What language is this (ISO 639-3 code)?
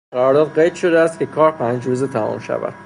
fas